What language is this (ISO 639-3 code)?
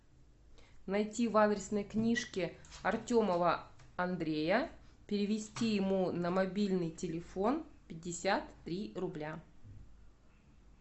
rus